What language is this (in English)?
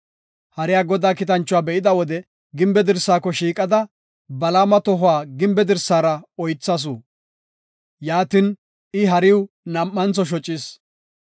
Gofa